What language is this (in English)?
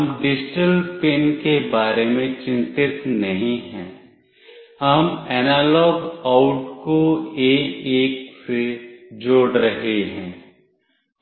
Hindi